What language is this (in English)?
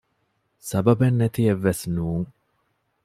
Divehi